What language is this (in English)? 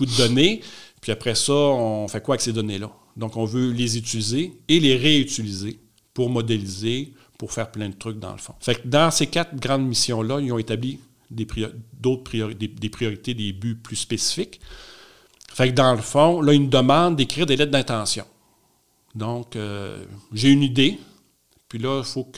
French